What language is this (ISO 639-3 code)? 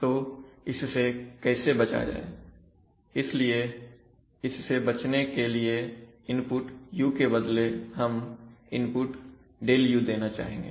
hin